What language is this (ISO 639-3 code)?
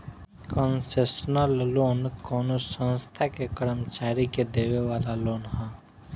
bho